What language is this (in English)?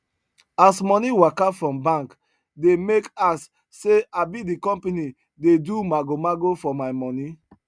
Nigerian Pidgin